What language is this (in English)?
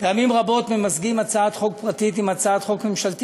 Hebrew